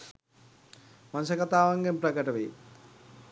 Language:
Sinhala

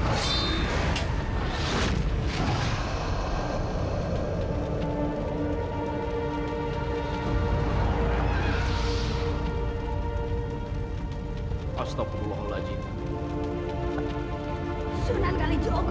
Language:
Indonesian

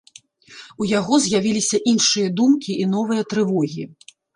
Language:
Belarusian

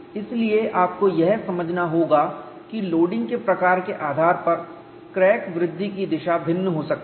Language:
Hindi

